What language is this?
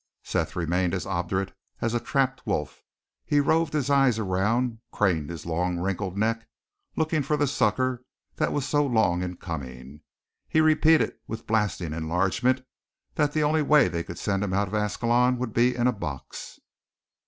English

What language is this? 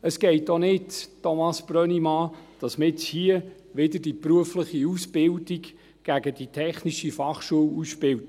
Swiss German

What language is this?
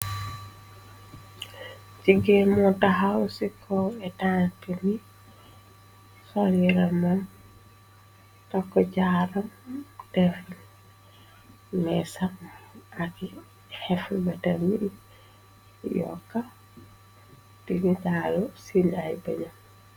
Wolof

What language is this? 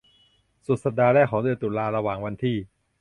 Thai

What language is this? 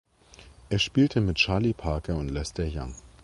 German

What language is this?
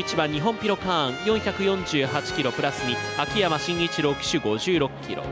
Japanese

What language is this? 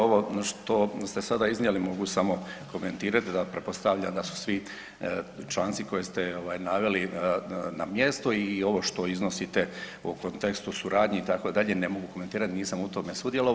Croatian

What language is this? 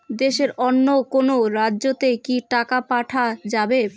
Bangla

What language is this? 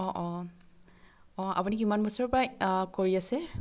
Assamese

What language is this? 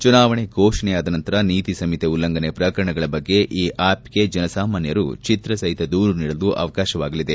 Kannada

